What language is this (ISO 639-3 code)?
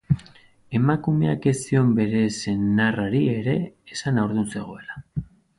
eus